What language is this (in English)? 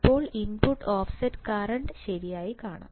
Malayalam